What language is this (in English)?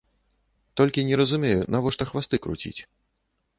Belarusian